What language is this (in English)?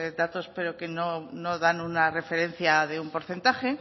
Spanish